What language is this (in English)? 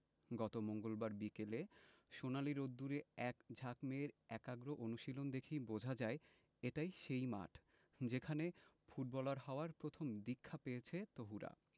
Bangla